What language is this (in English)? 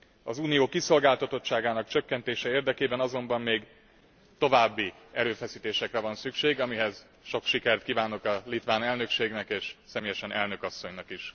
Hungarian